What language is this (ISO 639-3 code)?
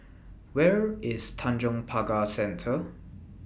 eng